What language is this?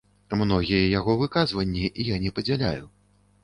Belarusian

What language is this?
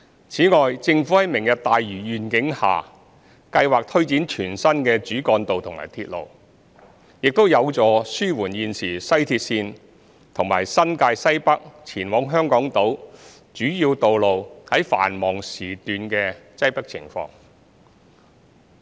Cantonese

